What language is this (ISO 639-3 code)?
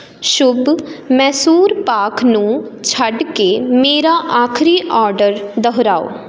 pan